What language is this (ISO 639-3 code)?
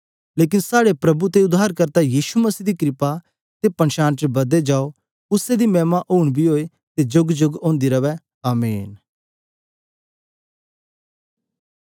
doi